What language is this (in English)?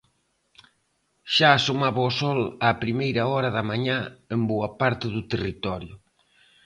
Galician